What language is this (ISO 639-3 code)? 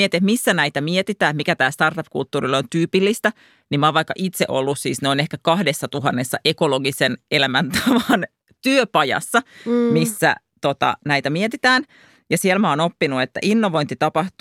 fin